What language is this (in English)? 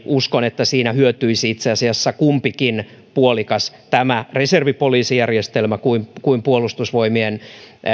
Finnish